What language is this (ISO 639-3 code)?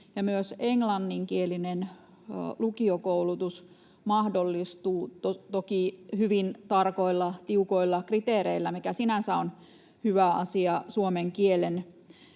fin